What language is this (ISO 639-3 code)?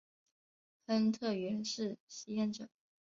zho